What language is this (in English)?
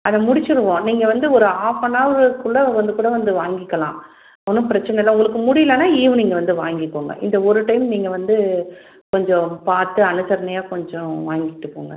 Tamil